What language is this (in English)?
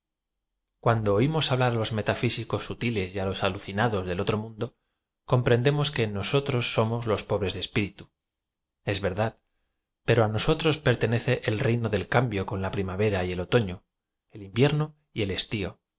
Spanish